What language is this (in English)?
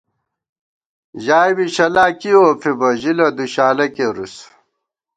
Gawar-Bati